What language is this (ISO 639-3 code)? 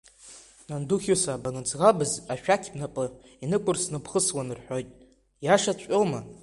abk